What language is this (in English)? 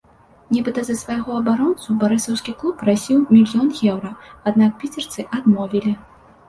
Belarusian